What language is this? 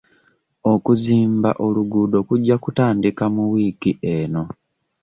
Ganda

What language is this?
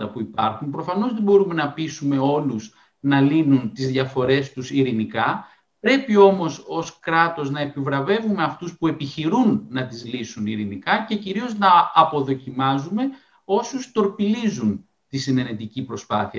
Greek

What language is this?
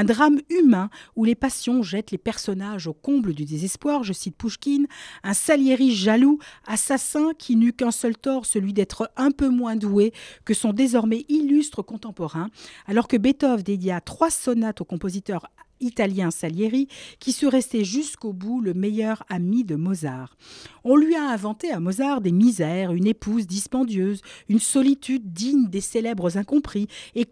French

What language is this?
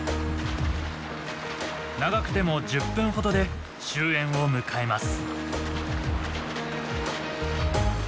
Japanese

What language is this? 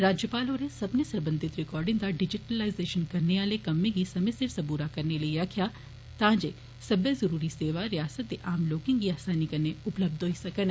Dogri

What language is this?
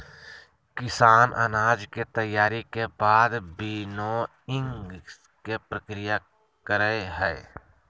Magahi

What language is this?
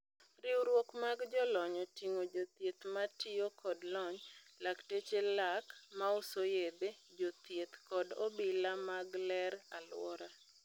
Luo (Kenya and Tanzania)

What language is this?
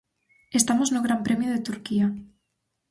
Galician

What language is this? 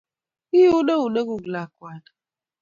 Kalenjin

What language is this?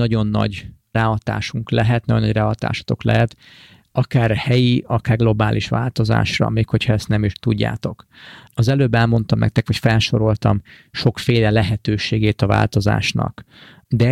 Hungarian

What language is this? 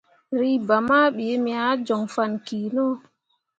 Mundang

